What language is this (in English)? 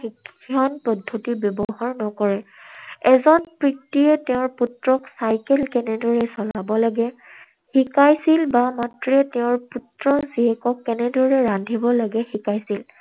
Assamese